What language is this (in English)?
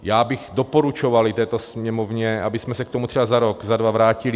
Czech